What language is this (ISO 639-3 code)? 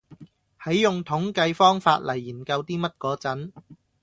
yue